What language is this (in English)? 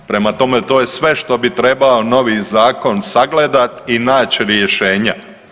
Croatian